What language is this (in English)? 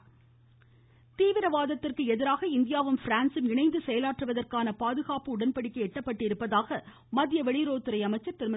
Tamil